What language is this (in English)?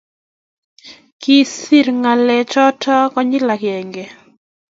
Kalenjin